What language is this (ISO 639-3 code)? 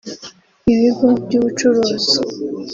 kin